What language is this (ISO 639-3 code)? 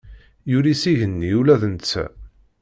kab